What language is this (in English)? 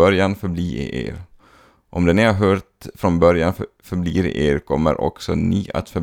Swedish